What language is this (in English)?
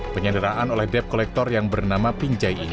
Indonesian